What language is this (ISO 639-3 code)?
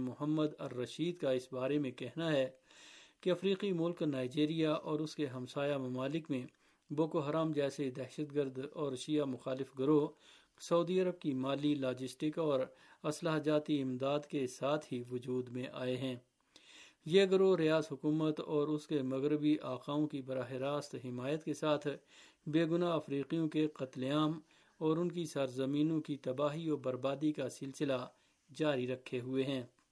urd